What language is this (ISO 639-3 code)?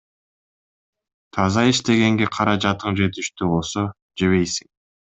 kir